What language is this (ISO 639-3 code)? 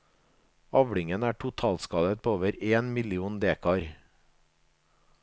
nor